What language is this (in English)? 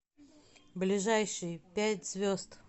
Russian